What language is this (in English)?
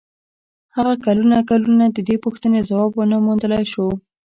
Pashto